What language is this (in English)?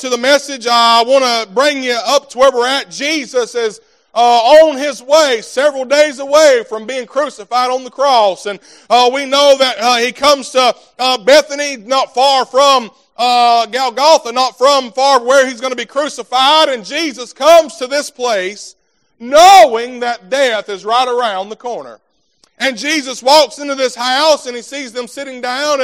English